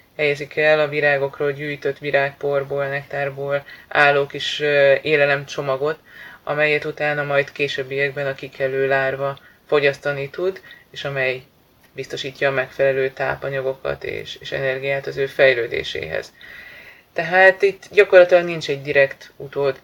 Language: Hungarian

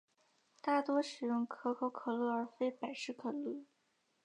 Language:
Chinese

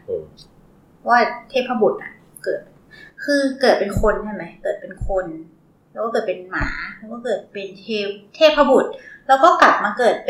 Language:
Thai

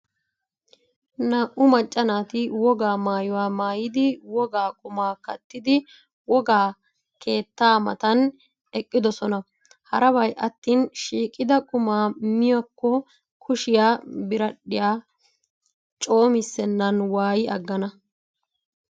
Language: Wolaytta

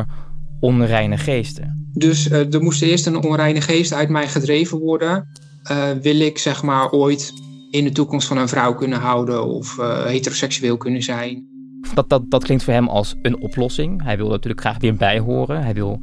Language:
Dutch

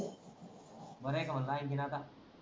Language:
Marathi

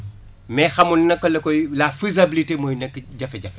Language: Wolof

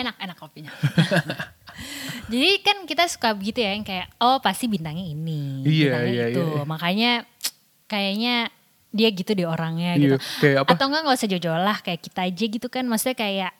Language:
Indonesian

